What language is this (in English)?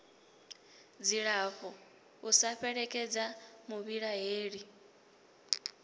Venda